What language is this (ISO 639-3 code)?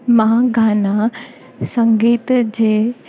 snd